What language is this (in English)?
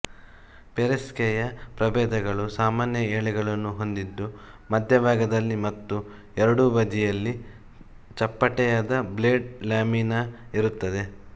Kannada